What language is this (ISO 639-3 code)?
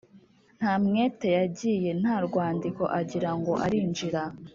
kin